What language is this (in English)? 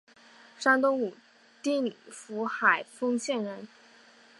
Chinese